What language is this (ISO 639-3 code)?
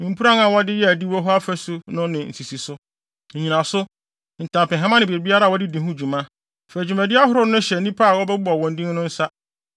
aka